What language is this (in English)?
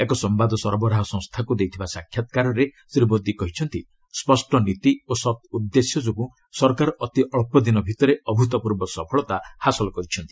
Odia